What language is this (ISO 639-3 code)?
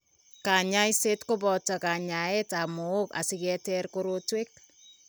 kln